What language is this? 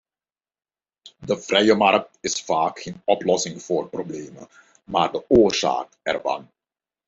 Dutch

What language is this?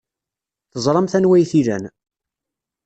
Kabyle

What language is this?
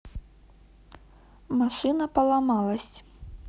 Russian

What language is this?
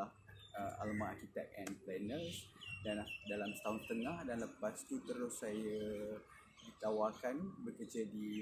Malay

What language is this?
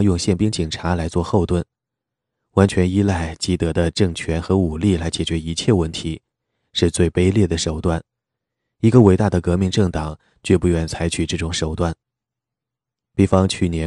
Chinese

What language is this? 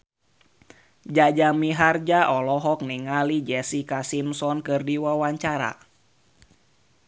Sundanese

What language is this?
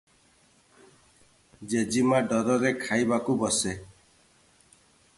Odia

